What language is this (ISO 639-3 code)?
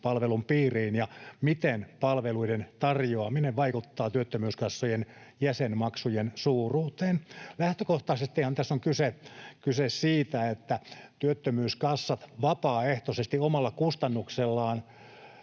fin